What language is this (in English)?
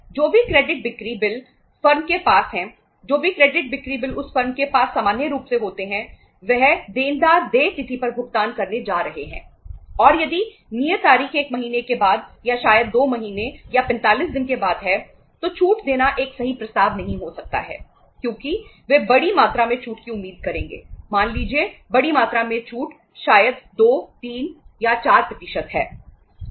Hindi